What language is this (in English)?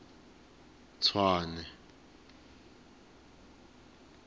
Tsonga